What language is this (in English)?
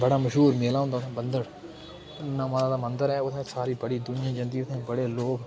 Dogri